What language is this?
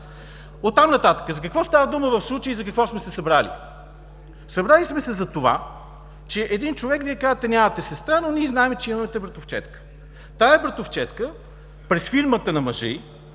Bulgarian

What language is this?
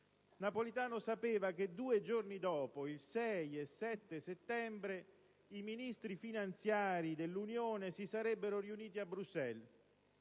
Italian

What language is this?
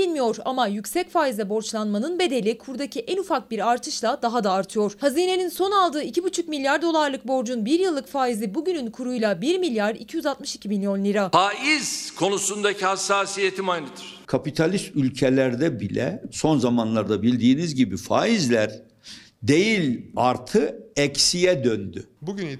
Turkish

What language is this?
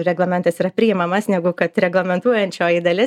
Lithuanian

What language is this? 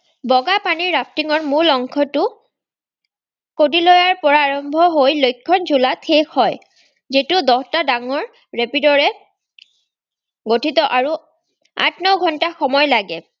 Assamese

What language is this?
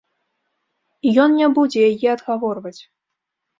Belarusian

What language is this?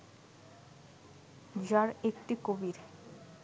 Bangla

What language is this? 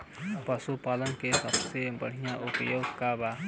Bhojpuri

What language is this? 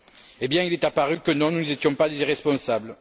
French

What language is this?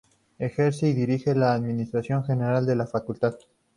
Spanish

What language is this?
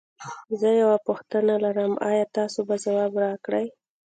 Pashto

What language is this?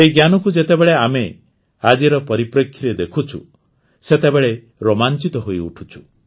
Odia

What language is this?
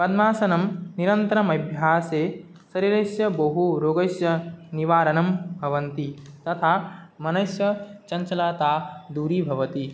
Sanskrit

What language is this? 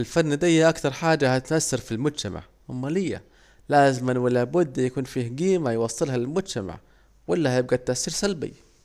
Saidi Arabic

